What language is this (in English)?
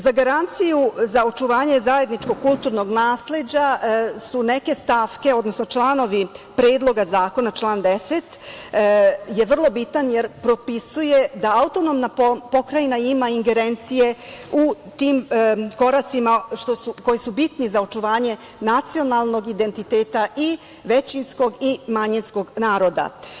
Serbian